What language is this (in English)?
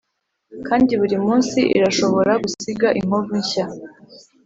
Kinyarwanda